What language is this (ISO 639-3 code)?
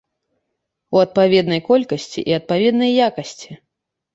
bel